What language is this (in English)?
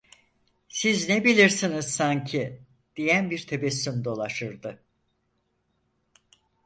Turkish